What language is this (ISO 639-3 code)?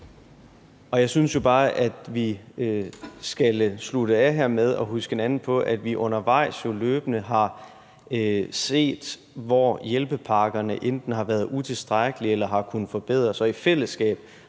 dan